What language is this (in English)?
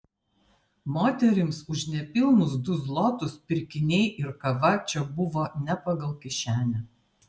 Lithuanian